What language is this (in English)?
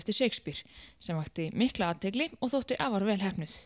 Icelandic